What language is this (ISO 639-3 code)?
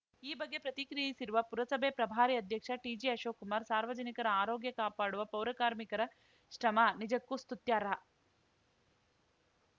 kan